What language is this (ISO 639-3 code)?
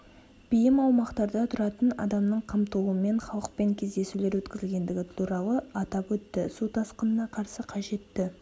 kaz